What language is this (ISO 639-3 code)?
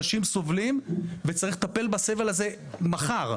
heb